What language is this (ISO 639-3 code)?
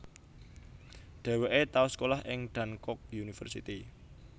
jav